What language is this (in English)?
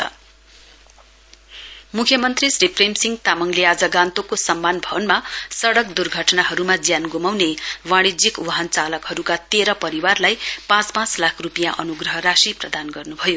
Nepali